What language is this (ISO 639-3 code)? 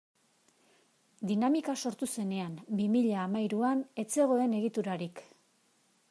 eus